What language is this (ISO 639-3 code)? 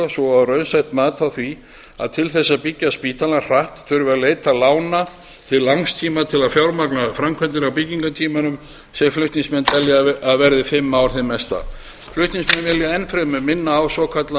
isl